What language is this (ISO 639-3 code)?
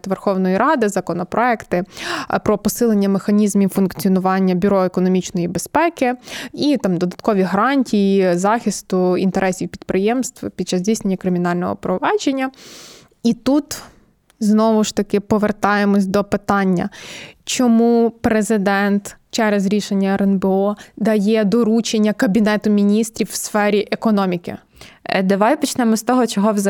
ukr